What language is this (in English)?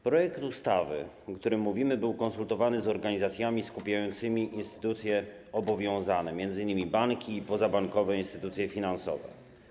Polish